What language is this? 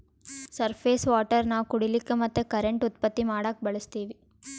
Kannada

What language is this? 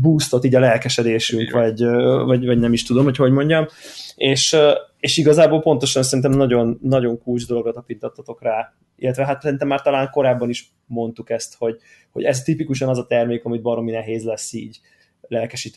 Hungarian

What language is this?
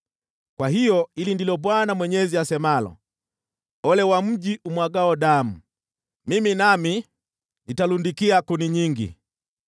Swahili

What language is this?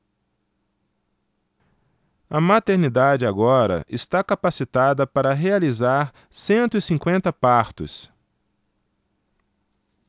Portuguese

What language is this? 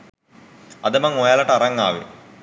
Sinhala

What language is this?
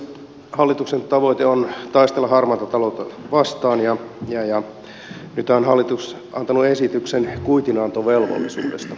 Finnish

